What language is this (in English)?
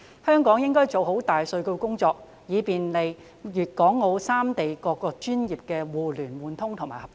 Cantonese